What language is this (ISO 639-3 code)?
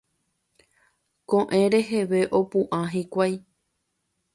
grn